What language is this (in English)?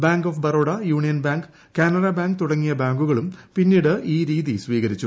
Malayalam